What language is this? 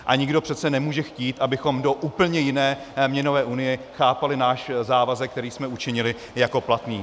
Czech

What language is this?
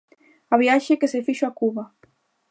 Galician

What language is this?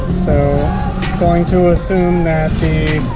English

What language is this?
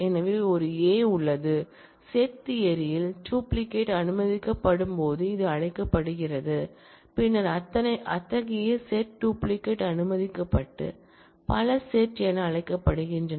Tamil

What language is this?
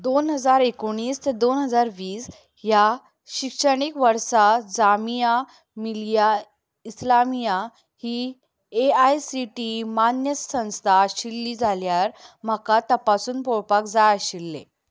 Konkani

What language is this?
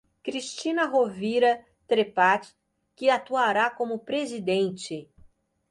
Portuguese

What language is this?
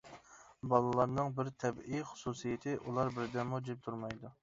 Uyghur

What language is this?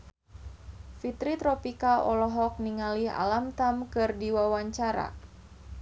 Sundanese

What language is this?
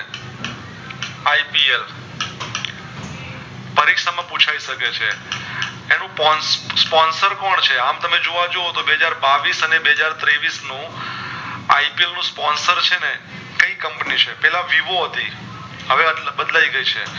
Gujarati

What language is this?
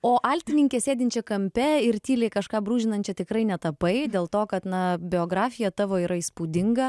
Lithuanian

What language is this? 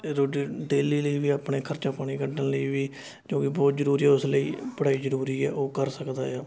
Punjabi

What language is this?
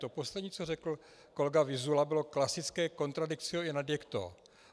Czech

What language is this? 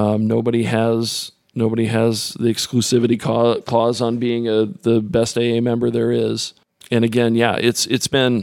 English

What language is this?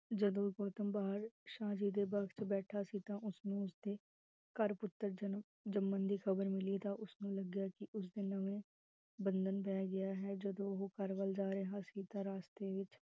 Punjabi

